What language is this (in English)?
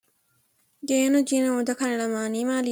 Oromo